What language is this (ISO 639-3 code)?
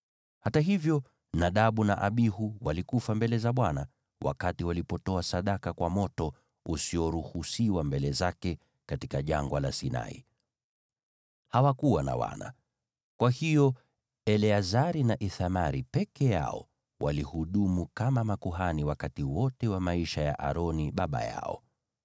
swa